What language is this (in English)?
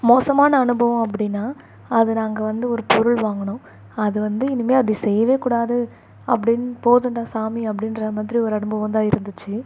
Tamil